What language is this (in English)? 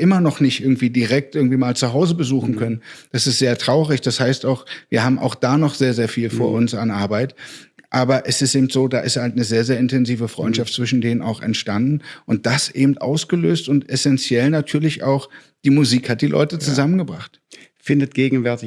German